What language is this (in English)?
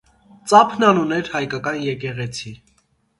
Armenian